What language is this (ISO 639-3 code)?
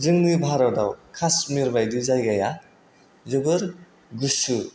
brx